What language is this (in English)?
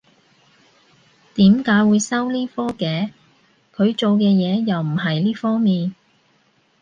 Cantonese